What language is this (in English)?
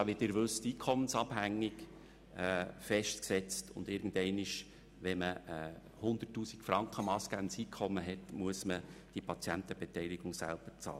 Swiss German